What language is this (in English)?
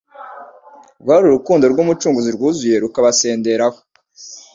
Kinyarwanda